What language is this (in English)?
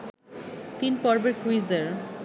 Bangla